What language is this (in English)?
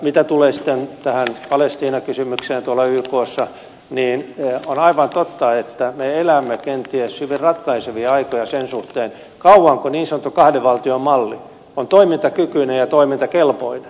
Finnish